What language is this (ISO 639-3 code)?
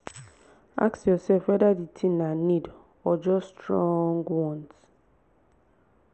pcm